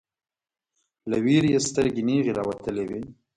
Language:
Pashto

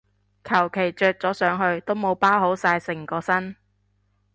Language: Cantonese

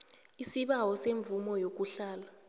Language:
South Ndebele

